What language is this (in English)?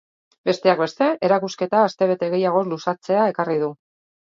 Basque